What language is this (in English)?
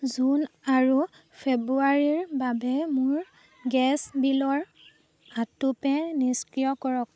Assamese